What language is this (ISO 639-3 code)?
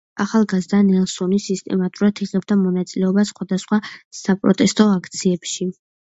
kat